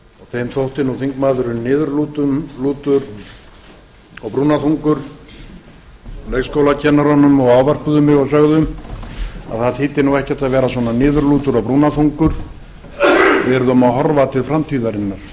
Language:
Icelandic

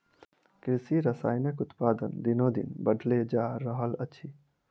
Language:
Maithili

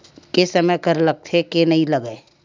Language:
Chhattisgarhi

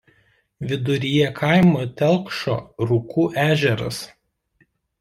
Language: Lithuanian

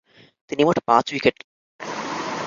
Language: Bangla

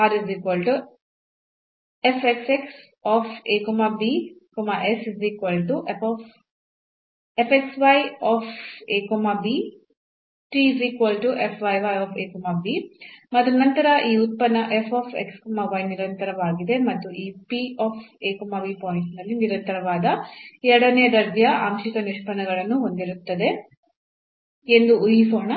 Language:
Kannada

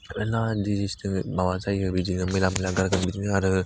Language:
Bodo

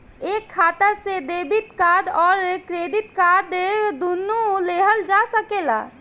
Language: Bhojpuri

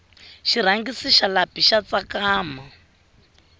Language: Tsonga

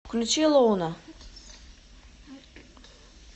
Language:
Russian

